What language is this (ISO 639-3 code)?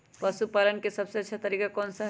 mag